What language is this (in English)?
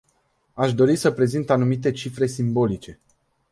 Romanian